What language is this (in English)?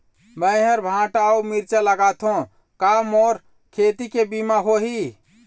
Chhattisgarhi